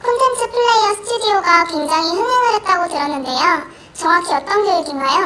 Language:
Korean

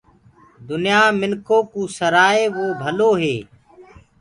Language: Gurgula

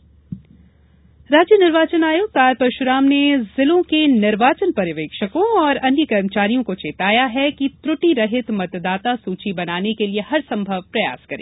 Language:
Hindi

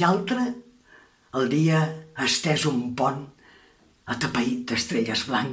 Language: Catalan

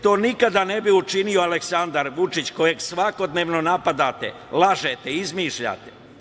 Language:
Serbian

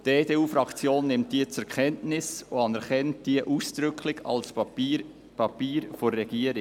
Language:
Swiss German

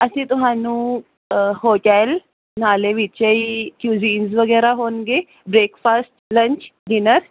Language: Punjabi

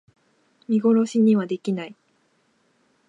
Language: Japanese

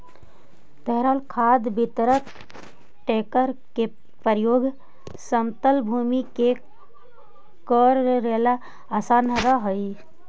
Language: Magahi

